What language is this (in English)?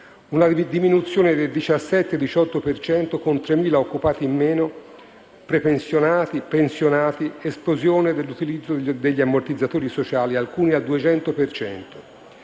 Italian